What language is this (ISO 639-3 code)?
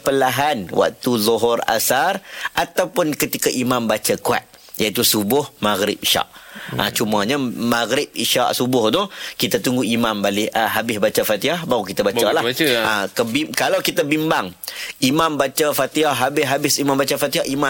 msa